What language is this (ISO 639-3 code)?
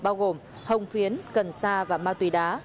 vie